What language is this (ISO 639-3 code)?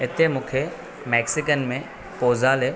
snd